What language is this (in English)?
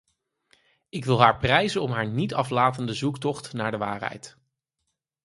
Dutch